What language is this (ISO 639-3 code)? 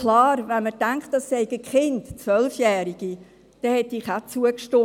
gsw